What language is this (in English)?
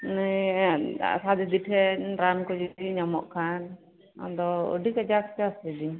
Santali